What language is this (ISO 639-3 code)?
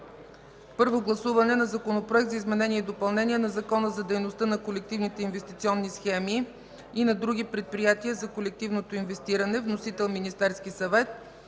bul